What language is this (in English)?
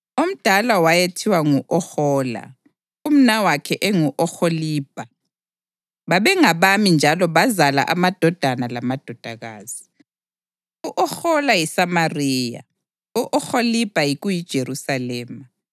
North Ndebele